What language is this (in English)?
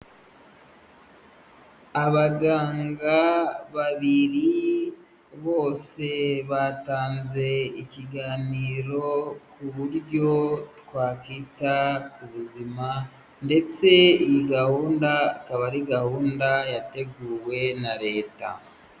Kinyarwanda